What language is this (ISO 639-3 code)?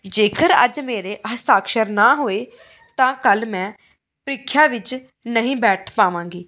pan